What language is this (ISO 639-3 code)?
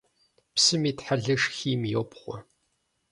kbd